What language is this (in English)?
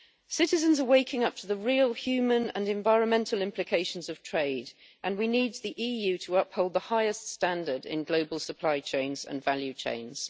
English